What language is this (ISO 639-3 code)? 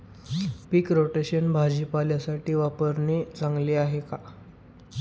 mar